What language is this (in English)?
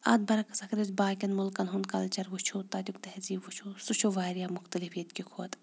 Kashmiri